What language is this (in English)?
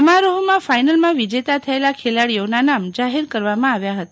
Gujarati